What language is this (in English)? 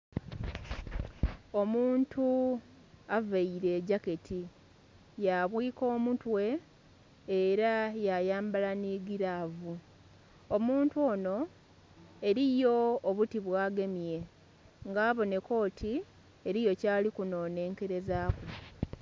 Soga